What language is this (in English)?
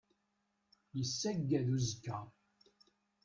Kabyle